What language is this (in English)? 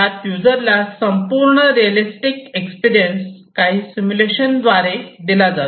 Marathi